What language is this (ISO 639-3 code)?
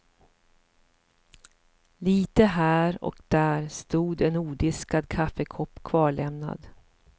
swe